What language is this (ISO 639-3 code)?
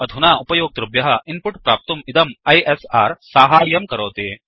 san